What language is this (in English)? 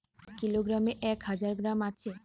Bangla